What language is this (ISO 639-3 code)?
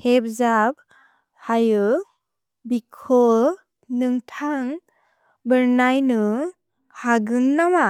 brx